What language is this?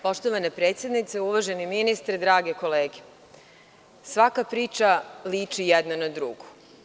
Serbian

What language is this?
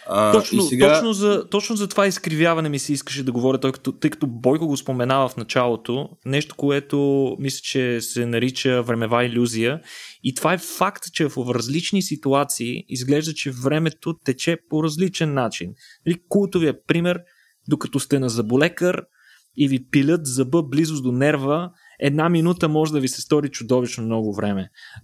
Bulgarian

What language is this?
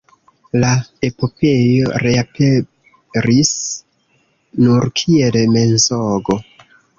Esperanto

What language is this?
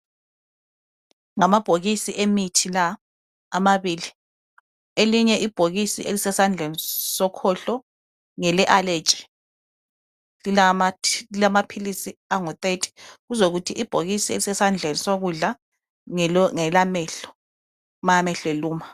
North Ndebele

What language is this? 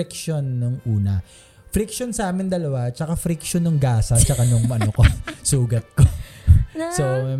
Filipino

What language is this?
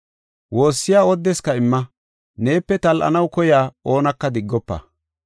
Gofa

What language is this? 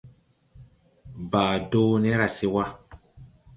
Tupuri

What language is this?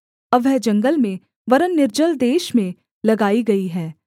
Hindi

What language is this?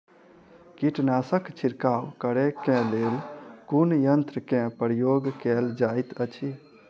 Maithili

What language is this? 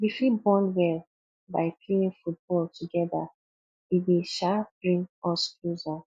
Nigerian Pidgin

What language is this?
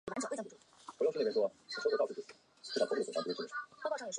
Chinese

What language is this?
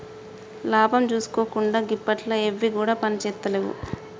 Telugu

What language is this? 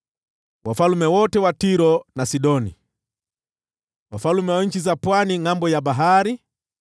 Swahili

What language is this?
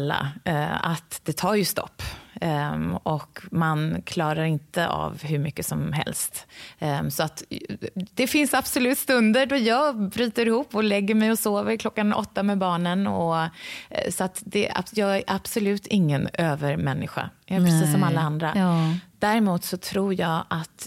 Swedish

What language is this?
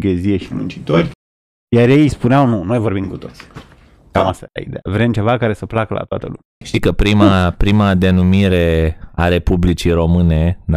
Romanian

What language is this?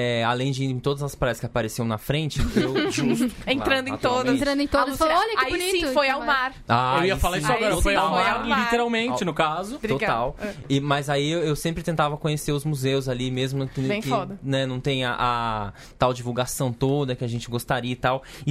Portuguese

